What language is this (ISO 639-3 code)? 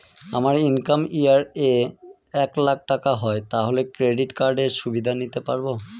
ben